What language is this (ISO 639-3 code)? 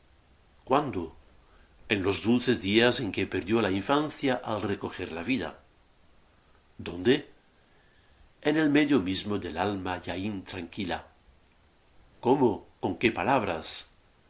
spa